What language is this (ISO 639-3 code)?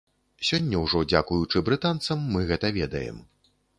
bel